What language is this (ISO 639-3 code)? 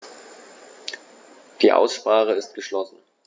deu